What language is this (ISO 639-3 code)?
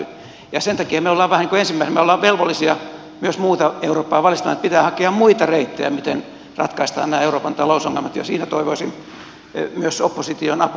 fin